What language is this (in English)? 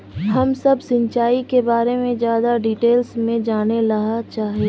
Magahi